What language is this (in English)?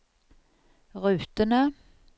Norwegian